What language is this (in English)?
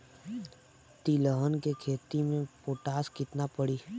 Bhojpuri